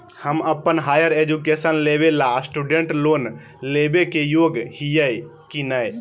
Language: Magahi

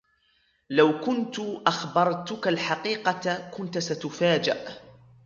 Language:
Arabic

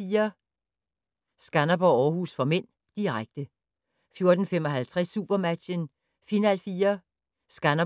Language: Danish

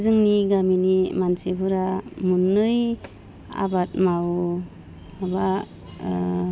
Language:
Bodo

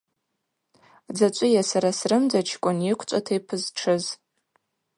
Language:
Abaza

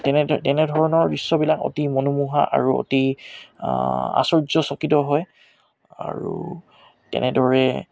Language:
Assamese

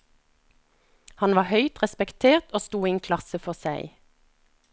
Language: Norwegian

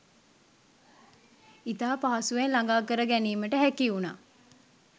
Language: Sinhala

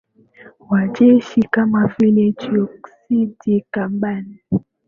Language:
Swahili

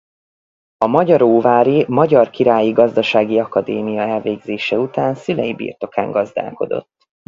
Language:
Hungarian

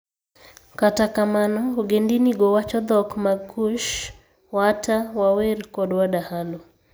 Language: Luo (Kenya and Tanzania)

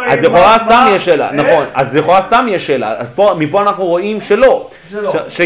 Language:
Hebrew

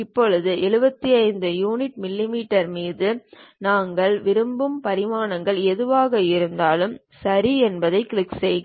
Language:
Tamil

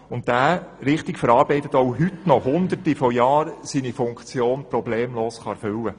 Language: Swiss German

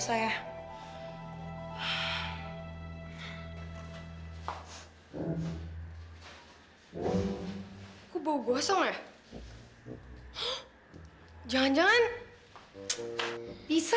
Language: Indonesian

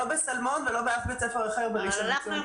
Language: Hebrew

